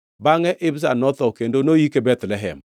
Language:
Luo (Kenya and Tanzania)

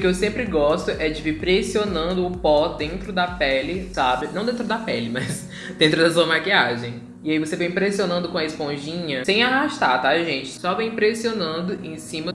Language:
Portuguese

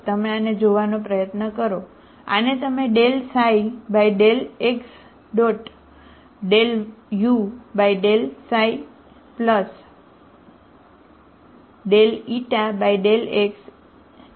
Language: Gujarati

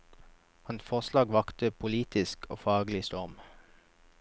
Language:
Norwegian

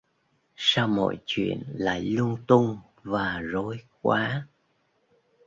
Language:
Vietnamese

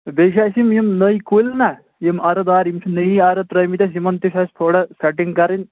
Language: Kashmiri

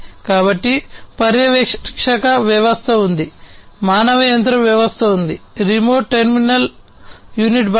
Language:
Telugu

